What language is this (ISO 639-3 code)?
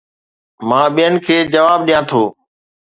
snd